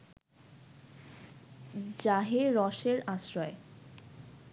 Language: Bangla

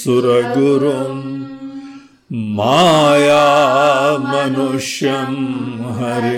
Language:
Hindi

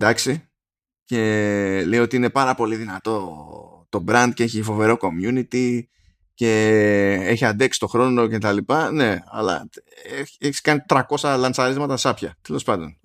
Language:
Greek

